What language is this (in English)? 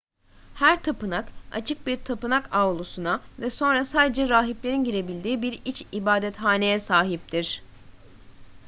Turkish